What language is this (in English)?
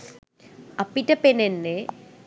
Sinhala